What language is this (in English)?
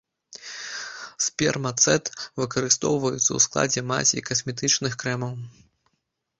Belarusian